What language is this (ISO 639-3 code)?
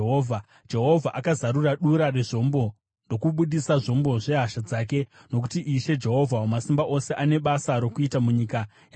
sna